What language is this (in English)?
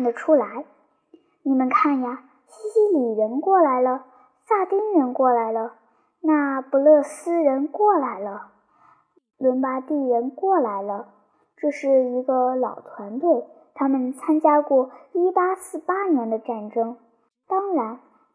Chinese